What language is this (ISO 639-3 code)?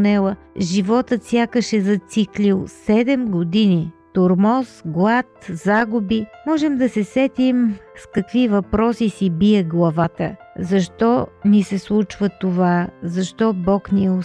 bul